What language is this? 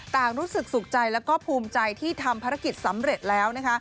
Thai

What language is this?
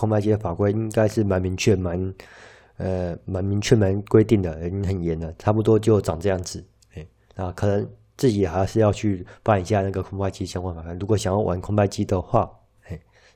Chinese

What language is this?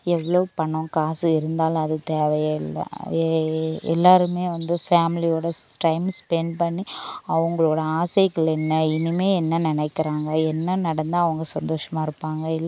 Tamil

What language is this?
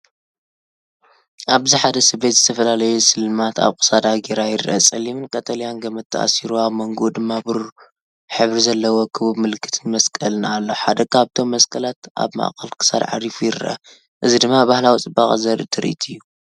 Tigrinya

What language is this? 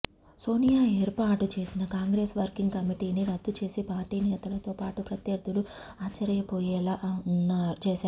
Telugu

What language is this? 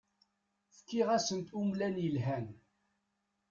Kabyle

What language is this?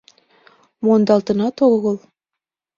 Mari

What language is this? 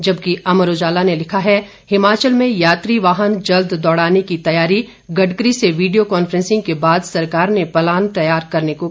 Hindi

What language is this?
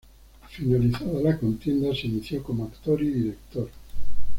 Spanish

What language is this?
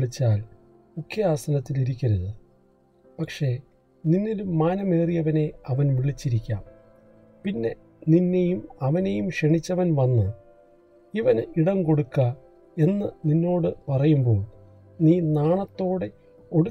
Malayalam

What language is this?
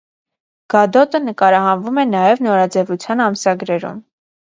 Armenian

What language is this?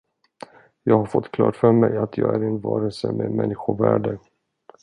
Swedish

